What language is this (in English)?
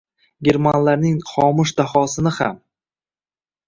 Uzbek